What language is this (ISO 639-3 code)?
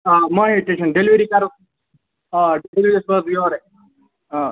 kas